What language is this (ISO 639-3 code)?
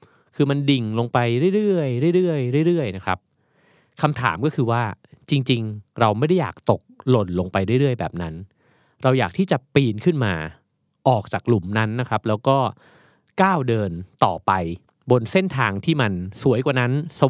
tha